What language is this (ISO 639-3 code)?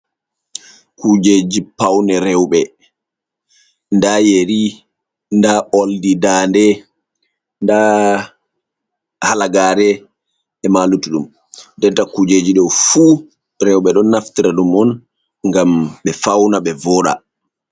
ful